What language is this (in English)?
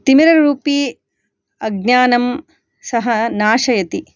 Sanskrit